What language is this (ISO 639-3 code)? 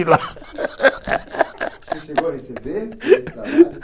por